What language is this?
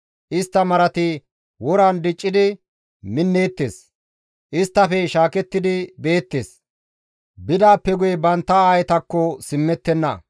Gamo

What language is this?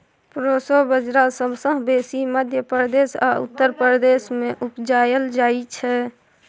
Maithili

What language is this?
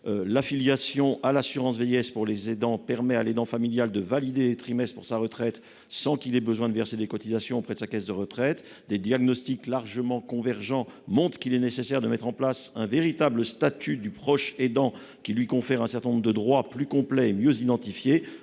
French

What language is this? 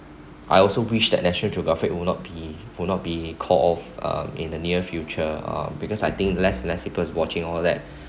English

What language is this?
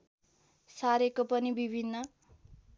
Nepali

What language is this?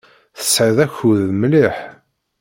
Kabyle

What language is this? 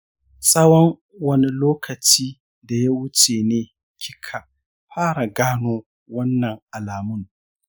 Hausa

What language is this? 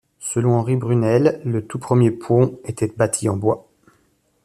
French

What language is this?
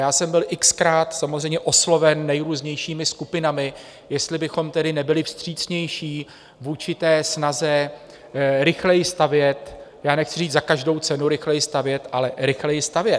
Czech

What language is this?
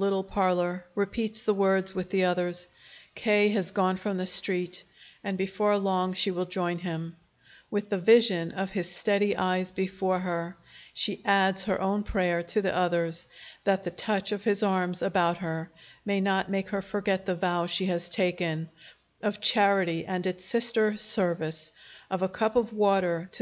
English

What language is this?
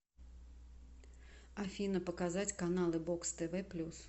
Russian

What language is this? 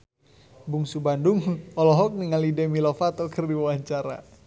Sundanese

